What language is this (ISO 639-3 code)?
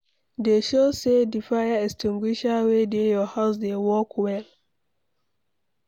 pcm